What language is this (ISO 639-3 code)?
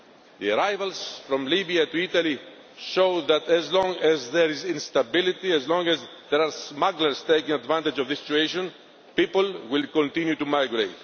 eng